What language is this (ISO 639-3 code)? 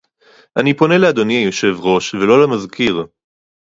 heb